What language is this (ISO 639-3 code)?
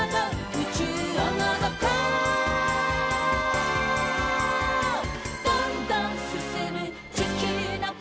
jpn